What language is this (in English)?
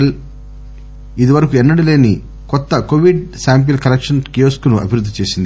Telugu